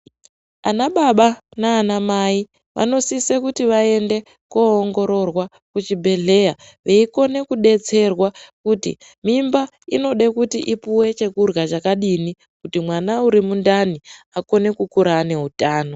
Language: Ndau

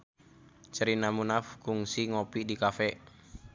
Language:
Sundanese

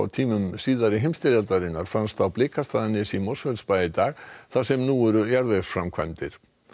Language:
Icelandic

